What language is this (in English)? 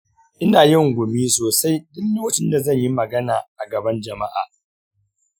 Hausa